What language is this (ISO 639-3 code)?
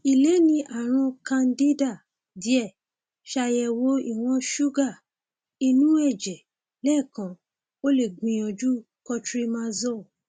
yor